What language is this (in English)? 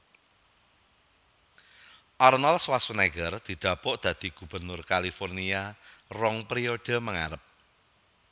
Javanese